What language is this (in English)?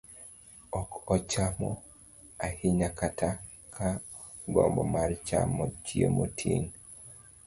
Luo (Kenya and Tanzania)